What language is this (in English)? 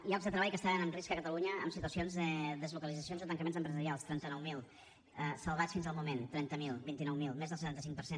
Catalan